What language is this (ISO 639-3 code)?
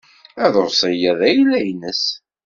kab